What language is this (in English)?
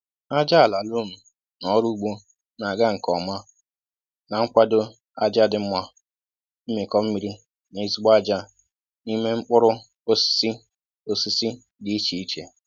Igbo